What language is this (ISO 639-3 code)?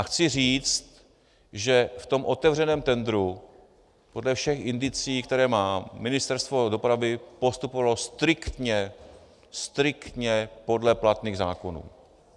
ces